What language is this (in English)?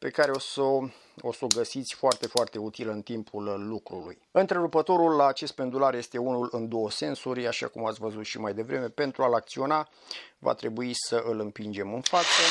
Romanian